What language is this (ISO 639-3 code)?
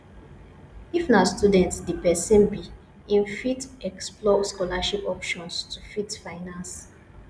pcm